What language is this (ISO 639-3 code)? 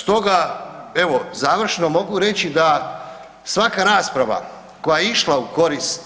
hrv